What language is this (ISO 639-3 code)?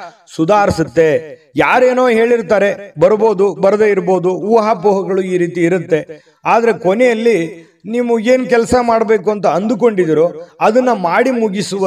kan